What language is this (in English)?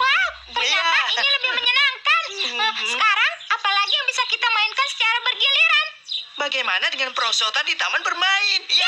Indonesian